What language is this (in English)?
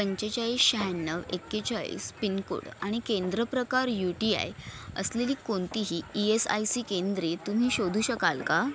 Marathi